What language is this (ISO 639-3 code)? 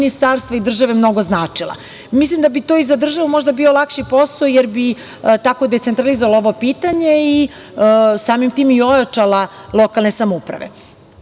srp